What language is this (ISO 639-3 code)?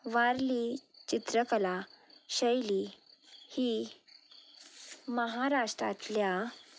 kok